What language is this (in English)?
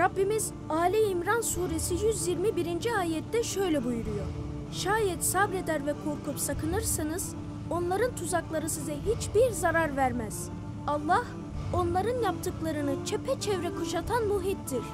Turkish